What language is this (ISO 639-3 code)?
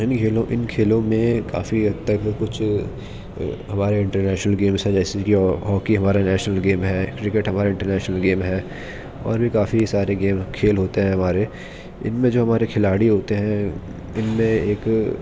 urd